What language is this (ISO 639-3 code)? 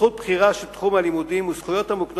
heb